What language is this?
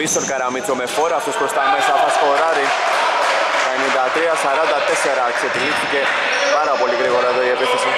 Greek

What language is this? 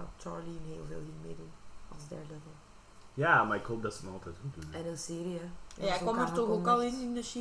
Dutch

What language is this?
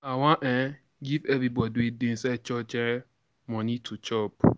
Nigerian Pidgin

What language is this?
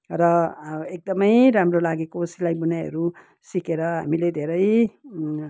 Nepali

